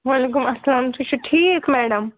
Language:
Kashmiri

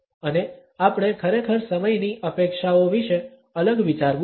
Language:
Gujarati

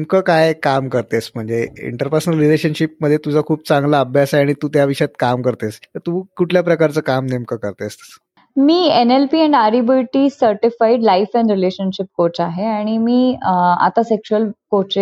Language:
Marathi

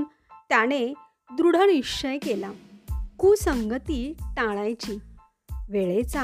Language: Marathi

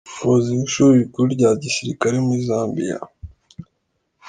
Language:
Kinyarwanda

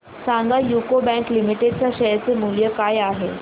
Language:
Marathi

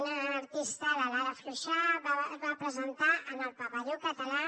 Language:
Catalan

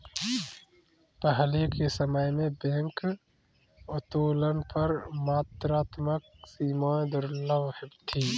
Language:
Hindi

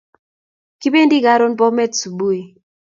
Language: Kalenjin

